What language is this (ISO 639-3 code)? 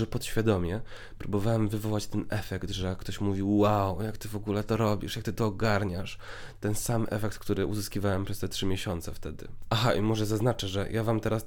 pol